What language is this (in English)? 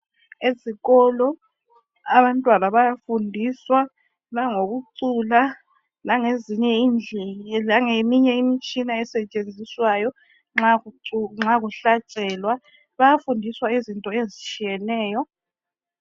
North Ndebele